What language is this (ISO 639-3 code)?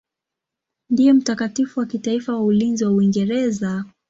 swa